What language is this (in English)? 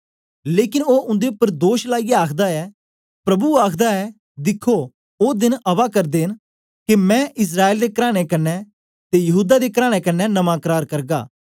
Dogri